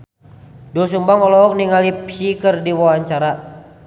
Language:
Sundanese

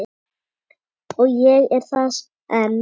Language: Icelandic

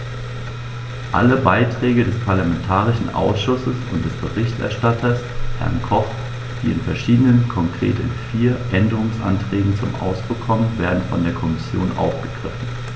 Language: German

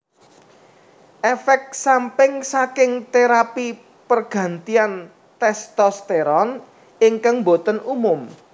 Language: Javanese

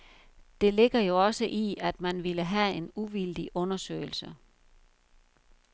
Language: Danish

